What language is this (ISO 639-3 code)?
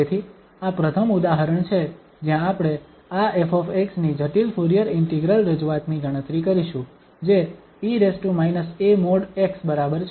guj